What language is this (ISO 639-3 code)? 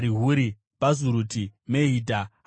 sna